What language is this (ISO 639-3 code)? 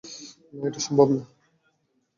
ben